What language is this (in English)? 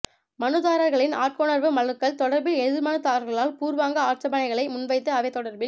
Tamil